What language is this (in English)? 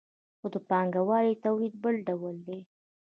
Pashto